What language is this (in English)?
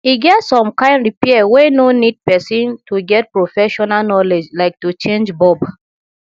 Nigerian Pidgin